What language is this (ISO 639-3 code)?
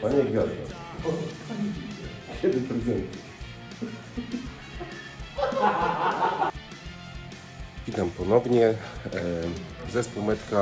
pol